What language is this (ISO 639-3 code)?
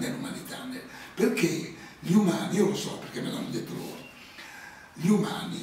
ita